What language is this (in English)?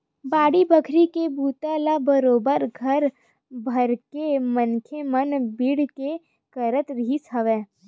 Chhattisgarhi